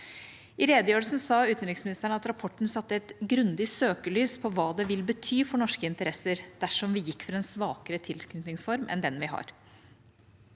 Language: Norwegian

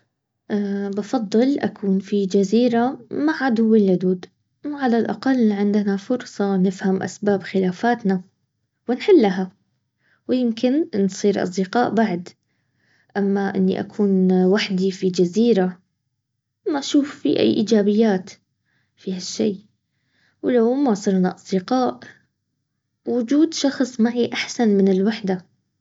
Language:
Baharna Arabic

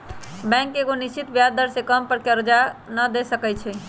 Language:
Magahi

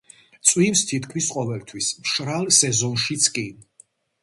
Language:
Georgian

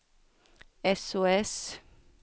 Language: Swedish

